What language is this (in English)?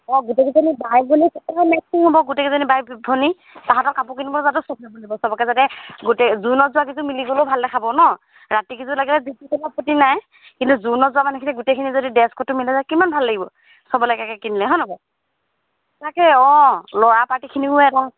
Assamese